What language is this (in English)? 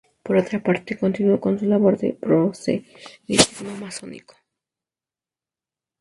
Spanish